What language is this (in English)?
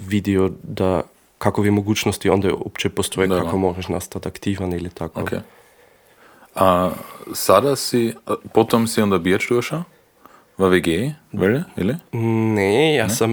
Croatian